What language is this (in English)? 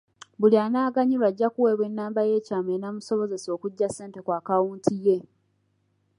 Ganda